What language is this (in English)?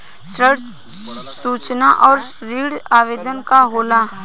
Bhojpuri